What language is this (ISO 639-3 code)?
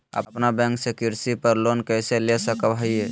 mag